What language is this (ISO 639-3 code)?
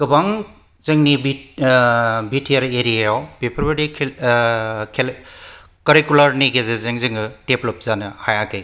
brx